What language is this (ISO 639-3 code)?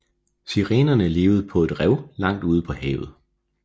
dan